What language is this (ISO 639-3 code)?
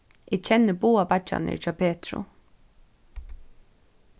fao